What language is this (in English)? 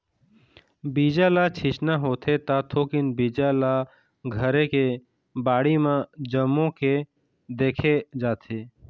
Chhattisgarhi